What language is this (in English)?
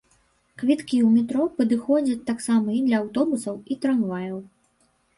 Belarusian